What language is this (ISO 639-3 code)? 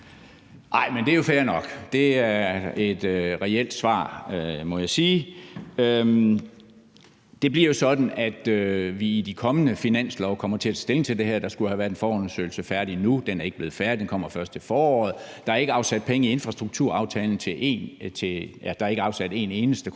dan